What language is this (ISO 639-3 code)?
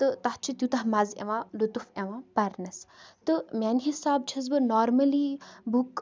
kas